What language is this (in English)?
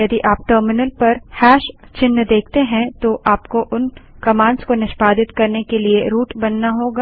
Hindi